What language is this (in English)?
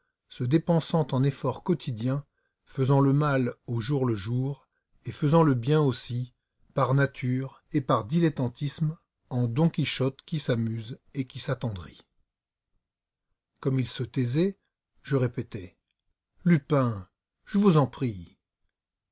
French